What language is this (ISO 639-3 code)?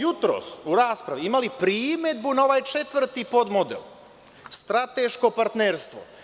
srp